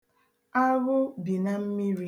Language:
Igbo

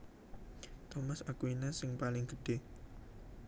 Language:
Javanese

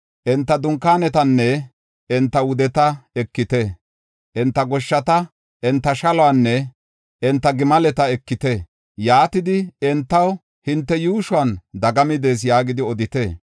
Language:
Gofa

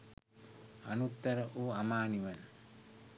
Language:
Sinhala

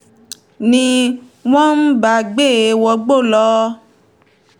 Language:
Yoruba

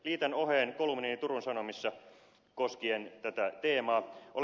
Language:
Finnish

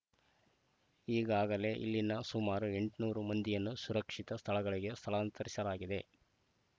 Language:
Kannada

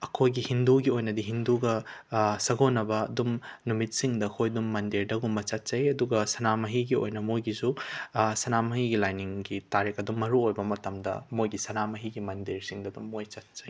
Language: Manipuri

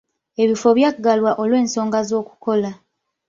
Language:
Ganda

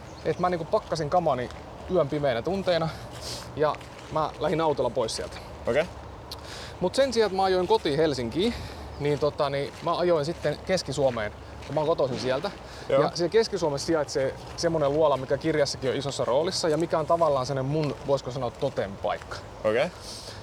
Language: Finnish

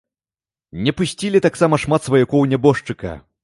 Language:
Belarusian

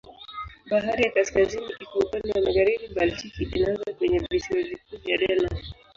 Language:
Swahili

